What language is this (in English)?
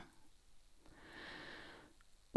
Norwegian